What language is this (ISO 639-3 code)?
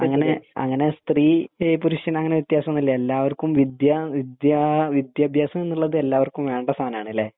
mal